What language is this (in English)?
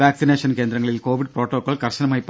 Malayalam